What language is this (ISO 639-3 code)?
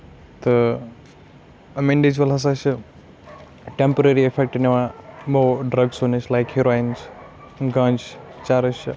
kas